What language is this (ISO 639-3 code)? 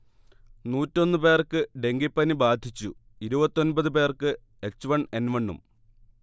mal